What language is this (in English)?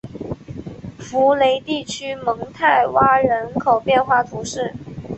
Chinese